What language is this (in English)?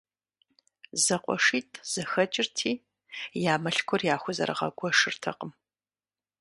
Kabardian